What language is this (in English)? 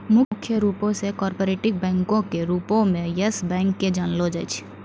Maithili